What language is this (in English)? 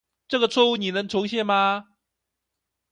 Chinese